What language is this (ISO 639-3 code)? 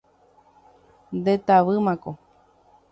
grn